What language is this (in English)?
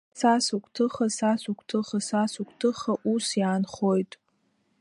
Abkhazian